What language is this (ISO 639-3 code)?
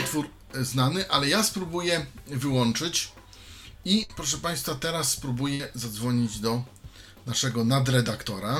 pol